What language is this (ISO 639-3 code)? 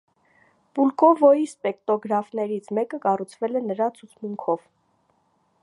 hye